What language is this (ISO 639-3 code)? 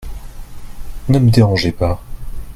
fra